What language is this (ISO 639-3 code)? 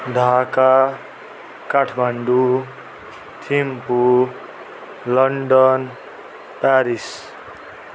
nep